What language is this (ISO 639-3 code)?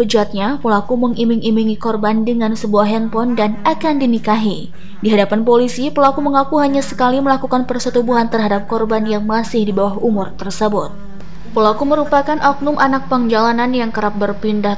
ind